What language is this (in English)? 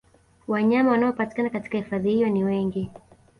Swahili